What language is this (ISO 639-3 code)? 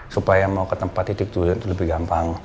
ind